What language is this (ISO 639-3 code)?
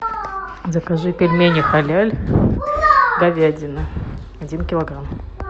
rus